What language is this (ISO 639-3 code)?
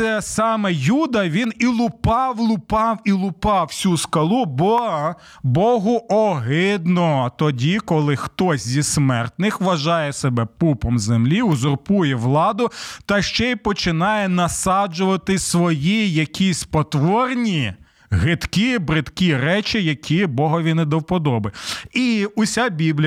ukr